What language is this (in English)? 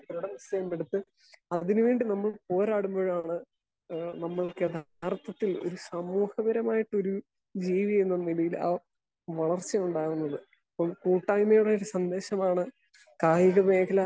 Malayalam